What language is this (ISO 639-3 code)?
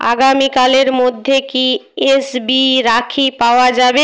ben